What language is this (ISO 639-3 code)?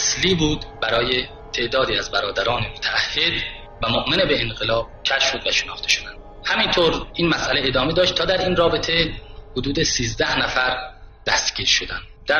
fas